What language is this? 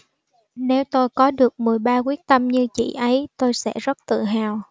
Vietnamese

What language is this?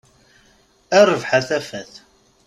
Kabyle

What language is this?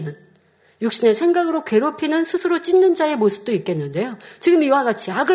Korean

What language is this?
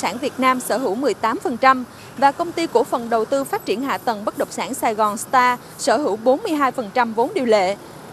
Vietnamese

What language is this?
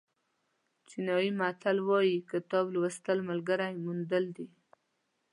Pashto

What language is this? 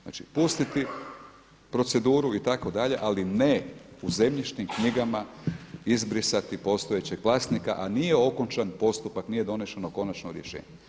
Croatian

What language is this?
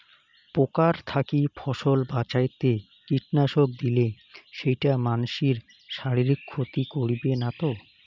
Bangla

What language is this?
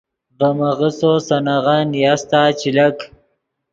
Yidgha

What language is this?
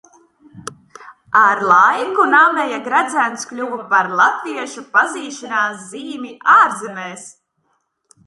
Latvian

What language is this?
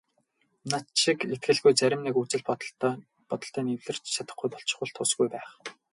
Mongolian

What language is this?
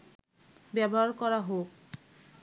Bangla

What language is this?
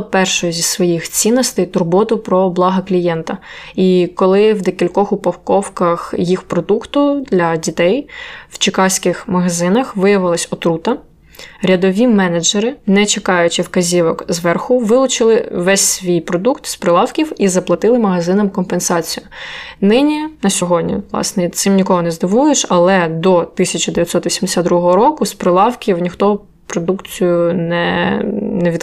Ukrainian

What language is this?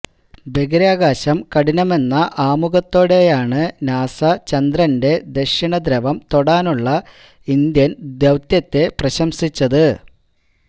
Malayalam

